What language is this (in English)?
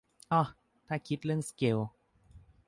Thai